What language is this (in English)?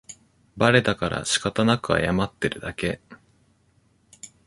Japanese